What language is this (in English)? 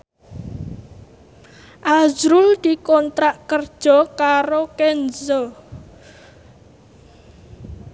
Javanese